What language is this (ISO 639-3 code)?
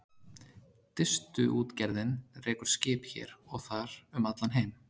isl